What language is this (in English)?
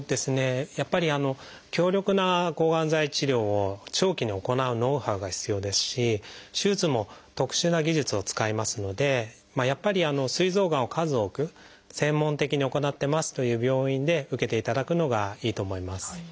Japanese